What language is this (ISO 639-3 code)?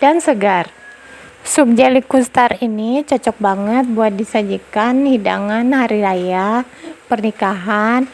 ind